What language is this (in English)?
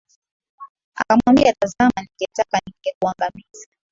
Swahili